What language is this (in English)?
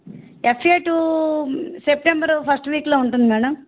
Telugu